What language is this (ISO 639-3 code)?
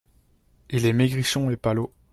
fra